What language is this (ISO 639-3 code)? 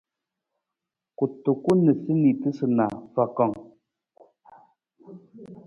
nmz